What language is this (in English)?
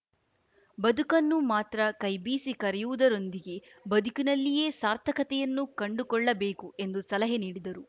Kannada